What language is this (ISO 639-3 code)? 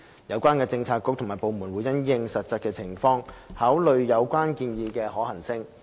yue